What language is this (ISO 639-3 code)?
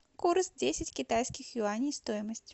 rus